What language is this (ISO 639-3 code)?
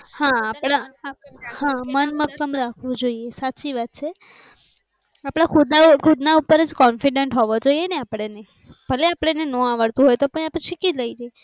guj